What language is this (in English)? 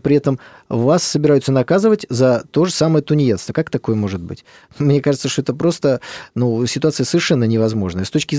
Russian